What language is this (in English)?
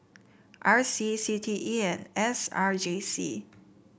English